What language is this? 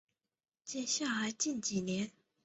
Chinese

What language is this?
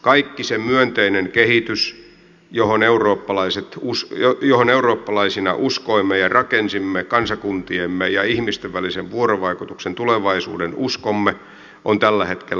Finnish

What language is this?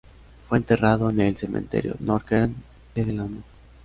Spanish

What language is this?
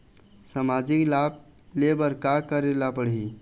Chhattisgarhi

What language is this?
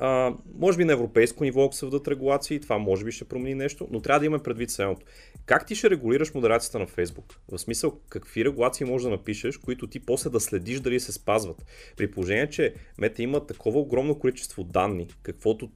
Bulgarian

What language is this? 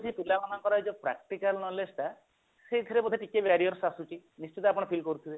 Odia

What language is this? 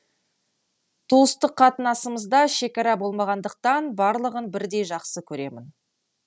Kazakh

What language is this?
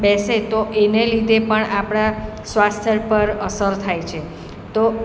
Gujarati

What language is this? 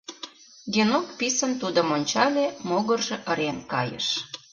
Mari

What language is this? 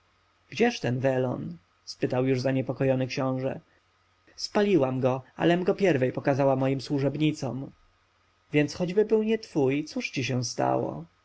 Polish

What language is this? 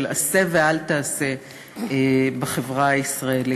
Hebrew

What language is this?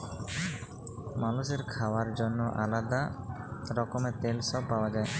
Bangla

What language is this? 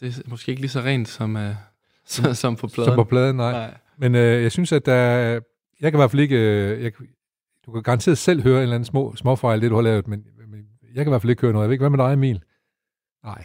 Danish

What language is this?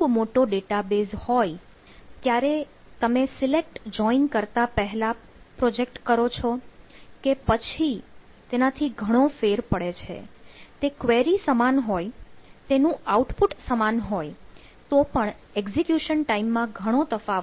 Gujarati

